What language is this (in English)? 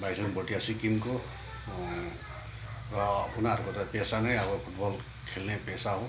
Nepali